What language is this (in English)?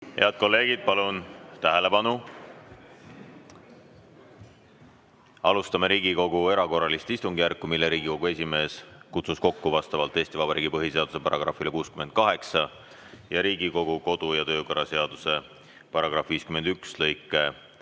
Estonian